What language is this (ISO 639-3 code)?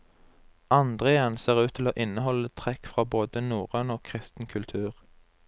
nor